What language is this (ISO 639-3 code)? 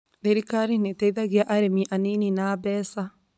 kik